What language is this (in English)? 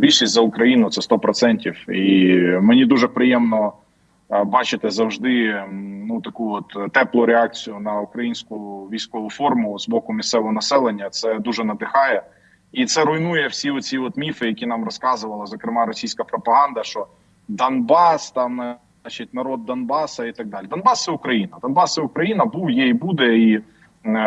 Ukrainian